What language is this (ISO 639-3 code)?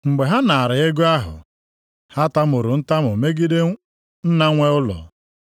ibo